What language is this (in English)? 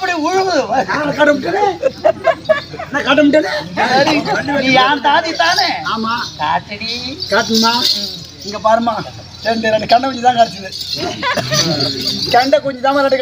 Tamil